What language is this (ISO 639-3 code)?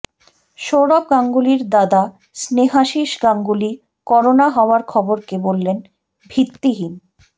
ben